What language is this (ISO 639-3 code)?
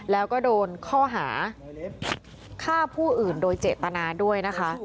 tha